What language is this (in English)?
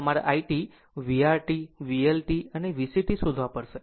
Gujarati